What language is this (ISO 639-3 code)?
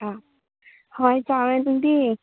mni